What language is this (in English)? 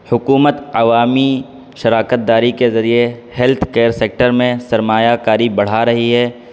Urdu